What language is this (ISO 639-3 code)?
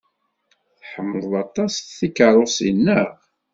kab